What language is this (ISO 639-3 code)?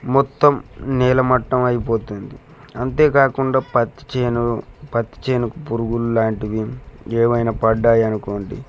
tel